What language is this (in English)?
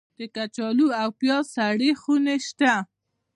Pashto